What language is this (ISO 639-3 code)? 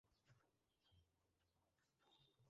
ben